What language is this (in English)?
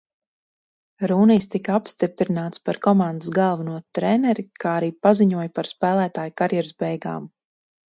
Latvian